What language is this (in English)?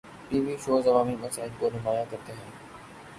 Urdu